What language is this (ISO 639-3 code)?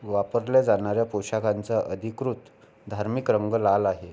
mar